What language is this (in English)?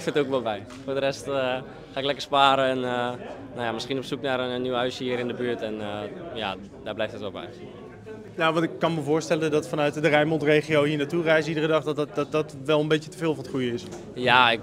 Dutch